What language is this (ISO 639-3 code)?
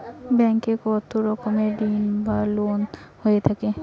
ben